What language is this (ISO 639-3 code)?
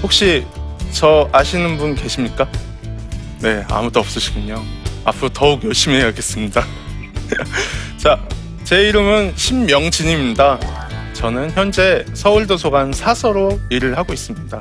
kor